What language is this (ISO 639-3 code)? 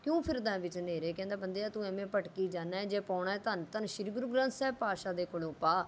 pan